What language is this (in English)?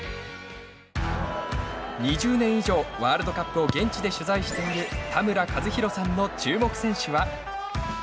Japanese